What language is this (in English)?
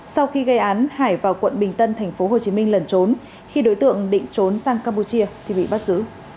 Vietnamese